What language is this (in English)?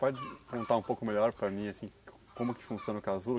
Portuguese